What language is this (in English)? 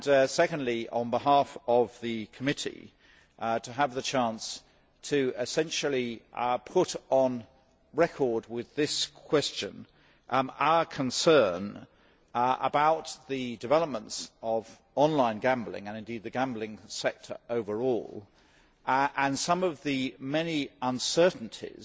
English